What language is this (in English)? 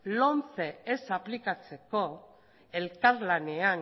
Basque